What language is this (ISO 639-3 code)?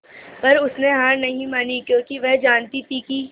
hin